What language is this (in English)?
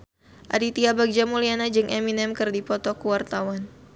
Sundanese